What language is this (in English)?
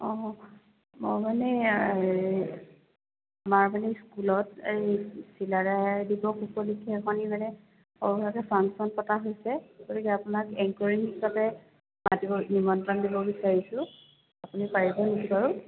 Assamese